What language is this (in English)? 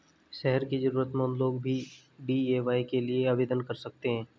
Hindi